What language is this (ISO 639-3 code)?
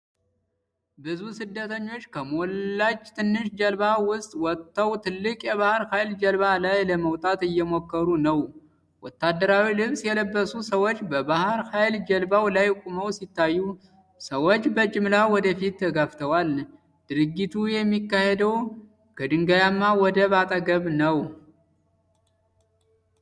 amh